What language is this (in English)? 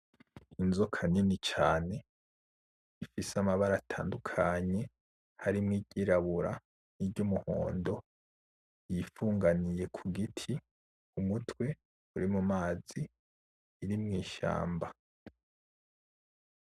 Rundi